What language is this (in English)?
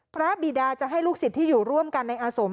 Thai